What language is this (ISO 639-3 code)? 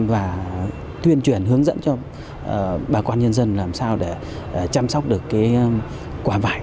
vie